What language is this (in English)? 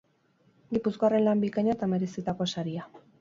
Basque